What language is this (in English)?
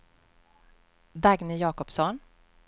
Swedish